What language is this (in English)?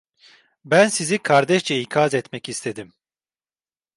Turkish